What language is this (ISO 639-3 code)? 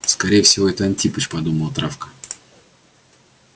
rus